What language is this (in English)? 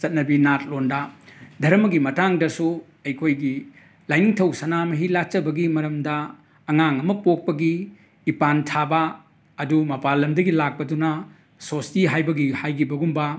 Manipuri